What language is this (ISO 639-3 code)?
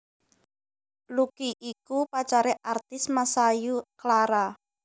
jav